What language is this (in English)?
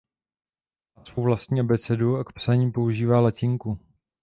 Czech